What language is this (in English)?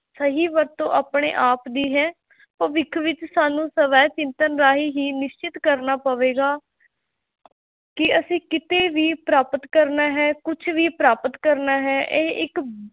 Punjabi